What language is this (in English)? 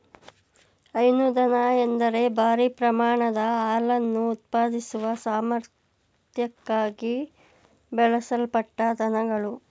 Kannada